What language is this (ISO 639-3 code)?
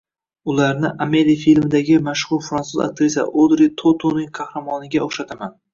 uzb